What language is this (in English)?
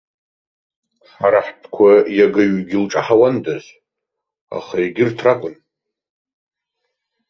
Abkhazian